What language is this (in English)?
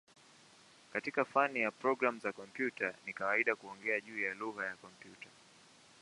Swahili